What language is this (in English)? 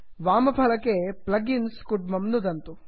Sanskrit